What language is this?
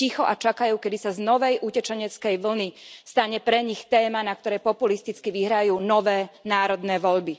Slovak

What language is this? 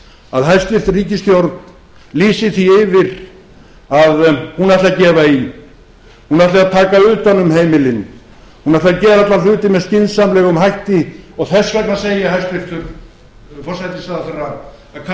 Icelandic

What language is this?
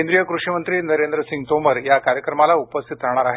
Marathi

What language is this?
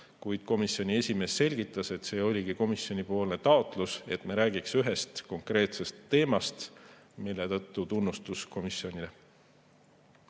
Estonian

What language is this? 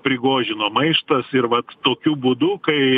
Lithuanian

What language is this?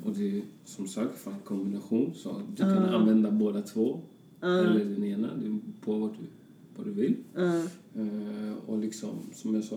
Swedish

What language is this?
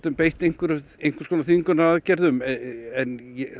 Icelandic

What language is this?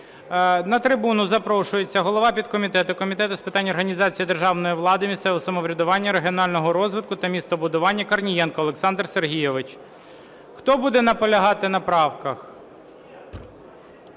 Ukrainian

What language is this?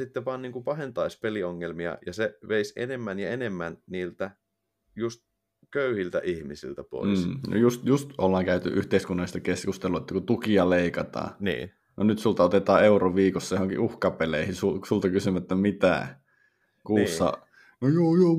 Finnish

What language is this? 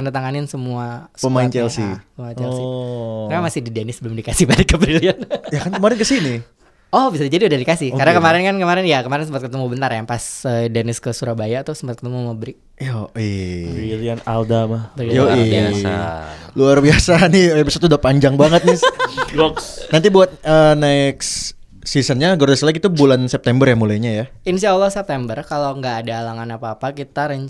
Indonesian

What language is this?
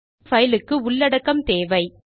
Tamil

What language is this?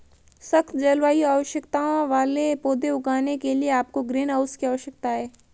Hindi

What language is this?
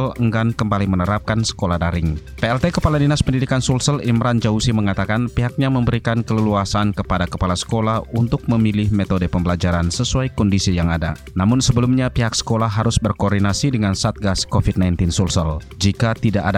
Indonesian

